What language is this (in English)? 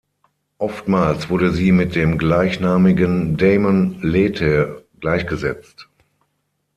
German